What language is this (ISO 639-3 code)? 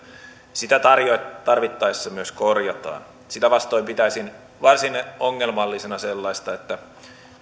fin